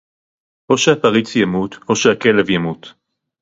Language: Hebrew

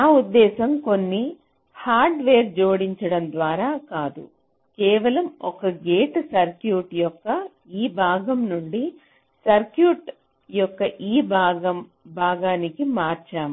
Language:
Telugu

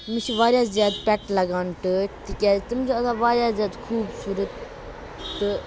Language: Kashmiri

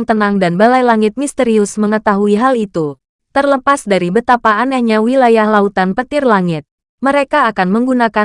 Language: Indonesian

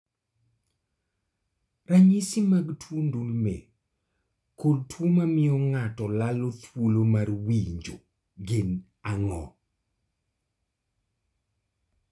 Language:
Luo (Kenya and Tanzania)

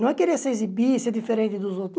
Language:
Portuguese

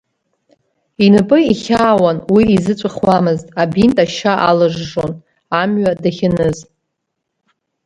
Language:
Abkhazian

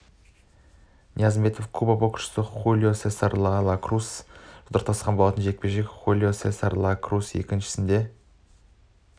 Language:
Kazakh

